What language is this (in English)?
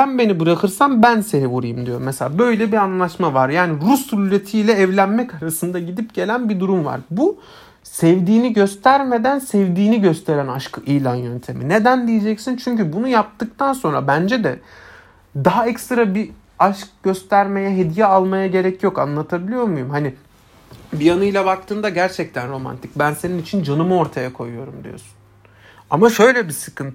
Turkish